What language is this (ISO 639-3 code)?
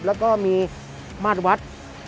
tha